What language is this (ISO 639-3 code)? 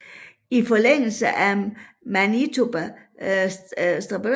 dan